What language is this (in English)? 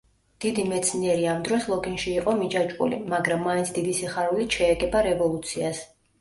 Georgian